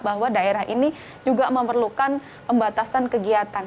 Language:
Indonesian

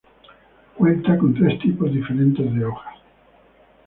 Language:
Spanish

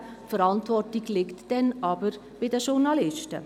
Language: Swiss German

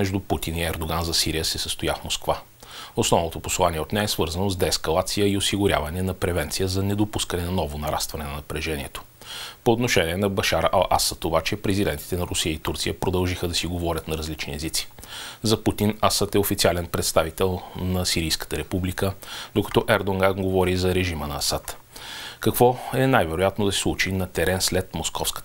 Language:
Bulgarian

